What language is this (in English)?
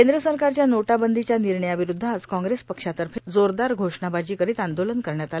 Marathi